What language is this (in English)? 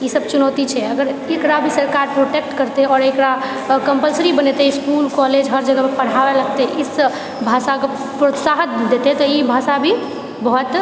Maithili